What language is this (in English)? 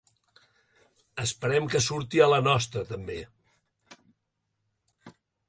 Catalan